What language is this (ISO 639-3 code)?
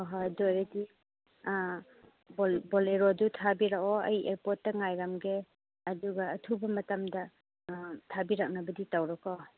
mni